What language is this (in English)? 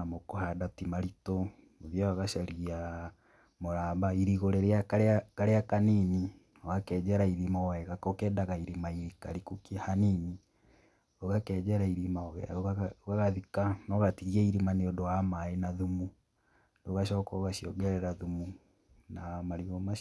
Kikuyu